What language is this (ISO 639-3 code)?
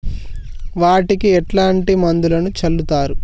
tel